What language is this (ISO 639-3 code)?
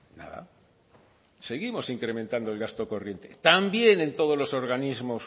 spa